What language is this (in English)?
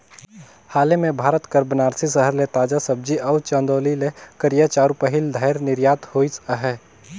Chhattisgarhi